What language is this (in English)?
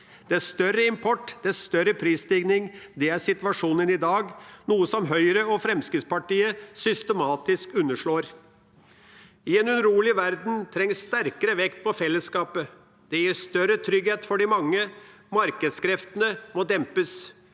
Norwegian